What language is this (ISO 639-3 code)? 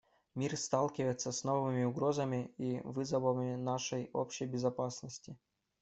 rus